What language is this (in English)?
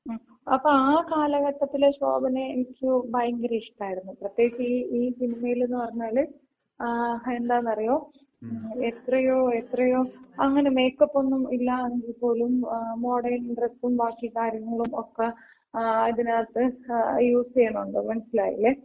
Malayalam